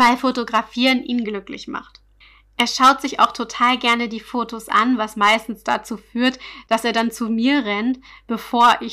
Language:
German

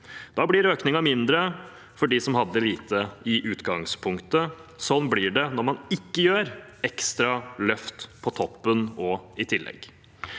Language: Norwegian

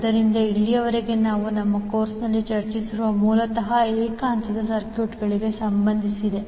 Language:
Kannada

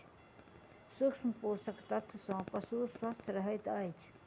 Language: Maithili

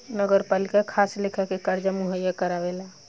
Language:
Bhojpuri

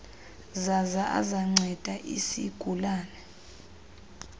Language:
Xhosa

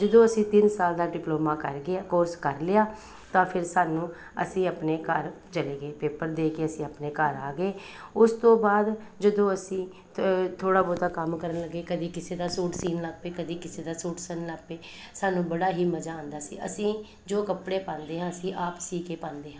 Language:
Punjabi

